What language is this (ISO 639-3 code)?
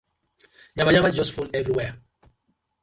pcm